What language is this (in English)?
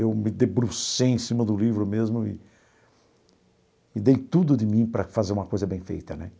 Portuguese